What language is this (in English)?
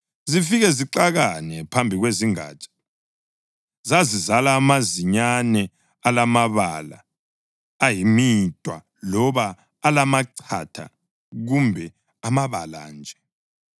North Ndebele